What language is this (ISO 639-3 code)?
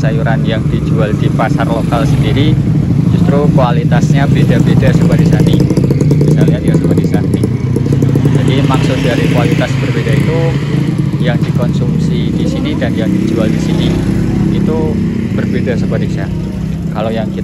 ind